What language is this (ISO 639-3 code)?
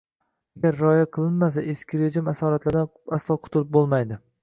uzb